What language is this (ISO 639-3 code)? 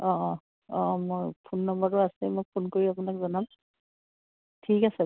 asm